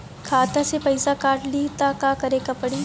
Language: Bhojpuri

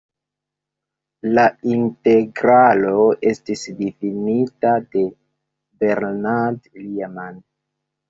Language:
Esperanto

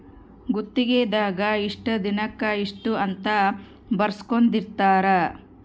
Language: Kannada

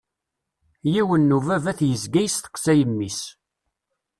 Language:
Kabyle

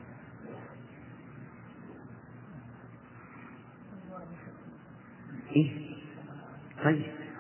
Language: Arabic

